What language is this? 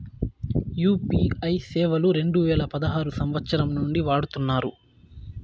Telugu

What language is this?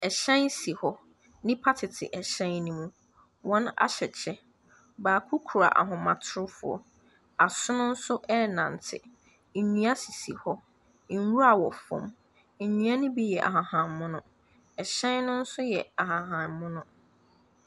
Akan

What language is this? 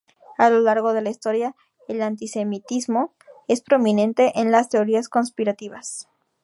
Spanish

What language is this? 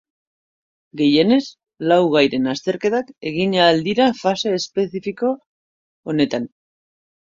Basque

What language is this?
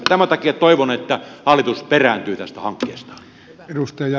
Finnish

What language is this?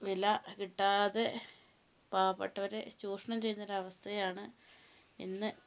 Malayalam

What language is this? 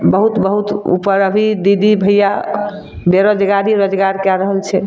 Maithili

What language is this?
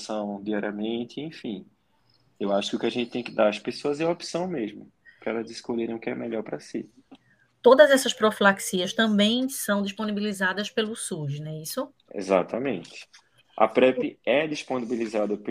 Portuguese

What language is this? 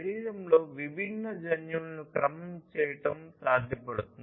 Telugu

